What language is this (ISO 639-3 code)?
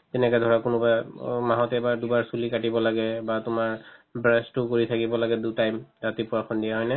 asm